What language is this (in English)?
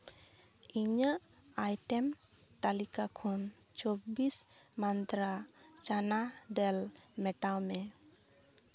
Santali